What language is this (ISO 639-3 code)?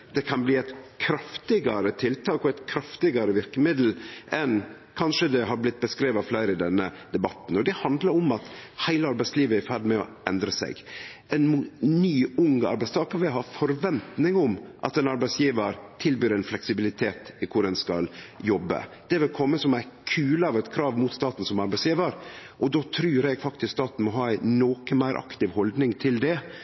nno